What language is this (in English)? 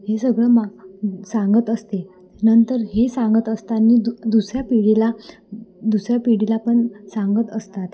Marathi